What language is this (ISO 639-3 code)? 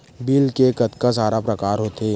hne